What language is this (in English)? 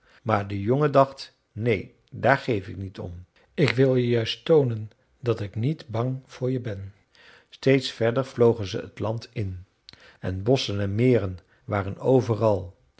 Dutch